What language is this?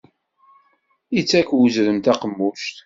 Kabyle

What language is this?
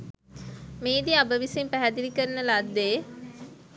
Sinhala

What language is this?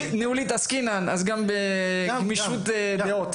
Hebrew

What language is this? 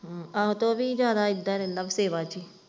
Punjabi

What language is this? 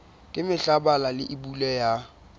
Southern Sotho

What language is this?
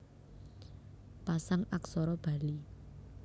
Javanese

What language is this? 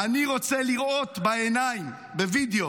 Hebrew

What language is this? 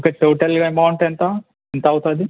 Telugu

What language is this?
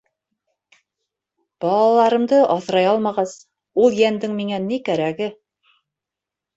Bashkir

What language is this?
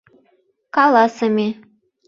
Mari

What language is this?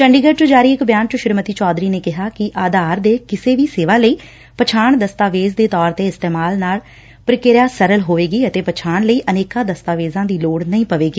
Punjabi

